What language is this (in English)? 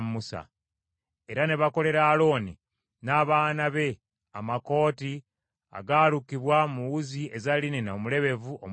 Ganda